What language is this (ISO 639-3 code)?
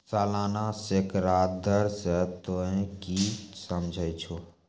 mai